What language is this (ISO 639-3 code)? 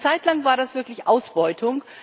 deu